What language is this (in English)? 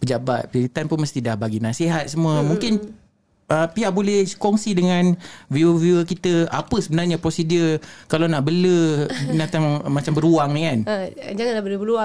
Malay